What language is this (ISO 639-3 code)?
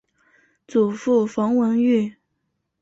zho